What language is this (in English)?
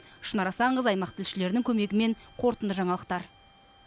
Kazakh